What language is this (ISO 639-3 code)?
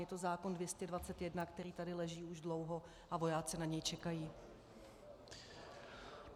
ces